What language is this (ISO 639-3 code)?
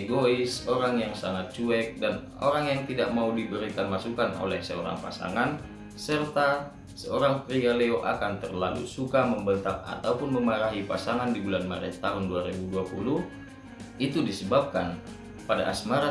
ind